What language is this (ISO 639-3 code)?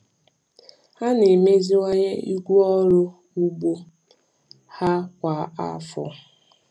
ibo